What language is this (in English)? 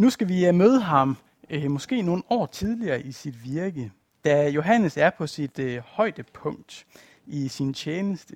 Danish